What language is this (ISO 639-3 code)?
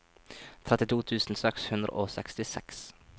nor